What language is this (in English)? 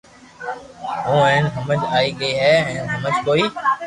Loarki